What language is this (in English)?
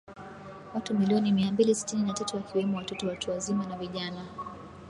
Swahili